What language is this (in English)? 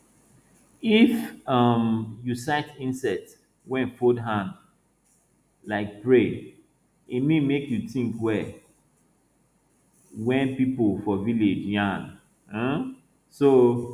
Nigerian Pidgin